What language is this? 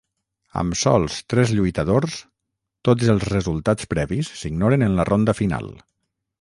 Catalan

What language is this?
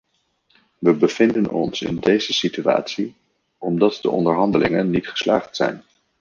Dutch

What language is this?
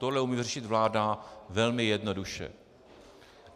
Czech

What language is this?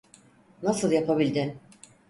Turkish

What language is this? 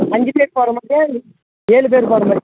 Tamil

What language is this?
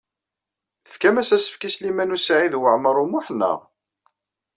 Kabyle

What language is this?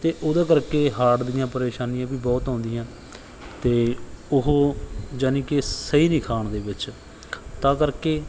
Punjabi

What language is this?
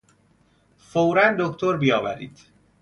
Persian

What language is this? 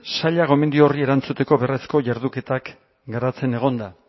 Basque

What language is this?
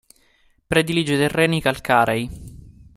Italian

